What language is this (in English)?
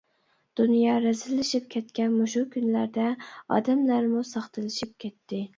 Uyghur